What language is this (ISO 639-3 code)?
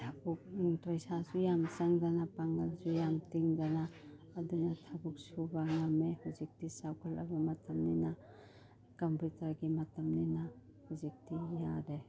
mni